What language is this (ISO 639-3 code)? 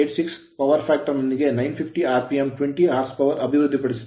kan